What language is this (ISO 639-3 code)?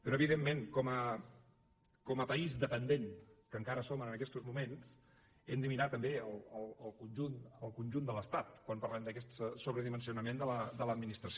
cat